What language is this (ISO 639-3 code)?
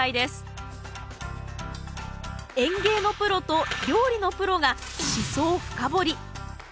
jpn